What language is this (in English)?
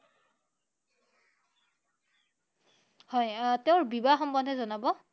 Assamese